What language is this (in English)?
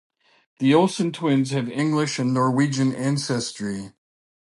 English